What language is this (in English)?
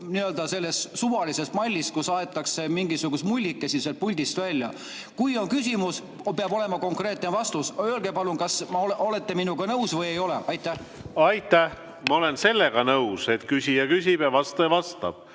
Estonian